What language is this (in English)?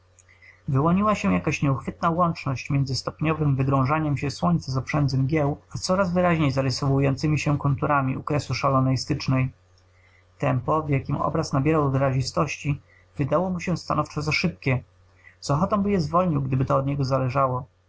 Polish